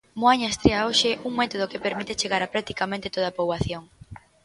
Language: Galician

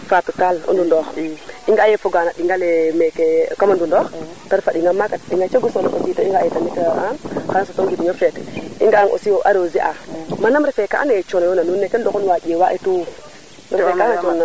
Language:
Serer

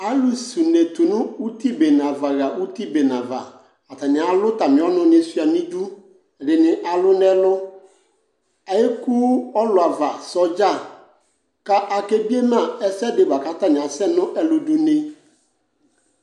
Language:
Ikposo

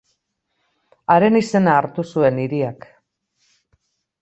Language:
Basque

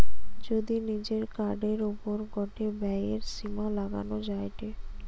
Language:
Bangla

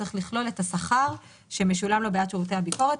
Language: Hebrew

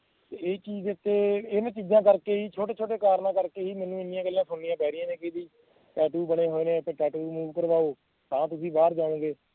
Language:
Punjabi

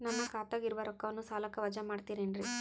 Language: Kannada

